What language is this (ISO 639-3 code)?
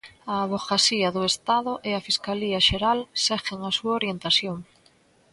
glg